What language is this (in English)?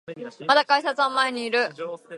Japanese